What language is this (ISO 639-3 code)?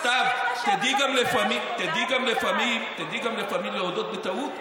heb